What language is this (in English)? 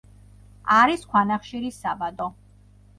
Georgian